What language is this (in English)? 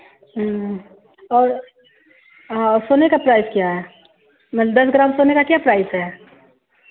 Hindi